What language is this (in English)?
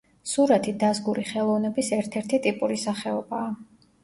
Georgian